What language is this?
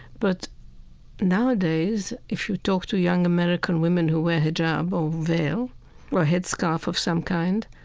English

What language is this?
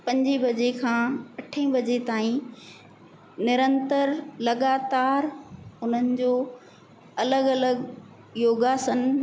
Sindhi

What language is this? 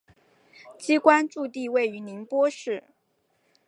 Chinese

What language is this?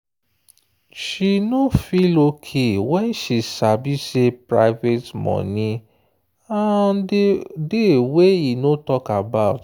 Nigerian Pidgin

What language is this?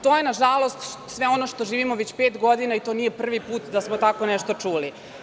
Serbian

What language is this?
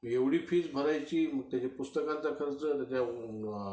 Marathi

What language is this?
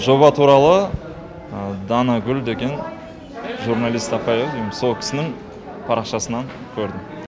Kazakh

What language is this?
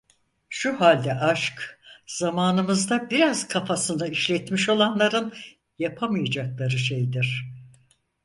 Turkish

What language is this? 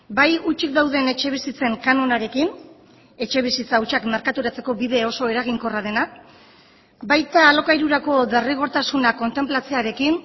Basque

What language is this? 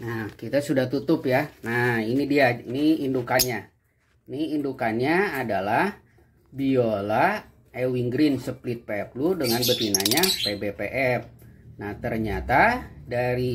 Indonesian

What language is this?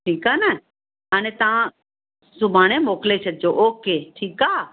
Sindhi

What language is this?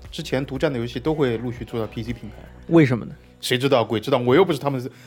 Chinese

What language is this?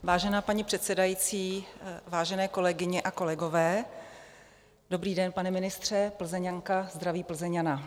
Czech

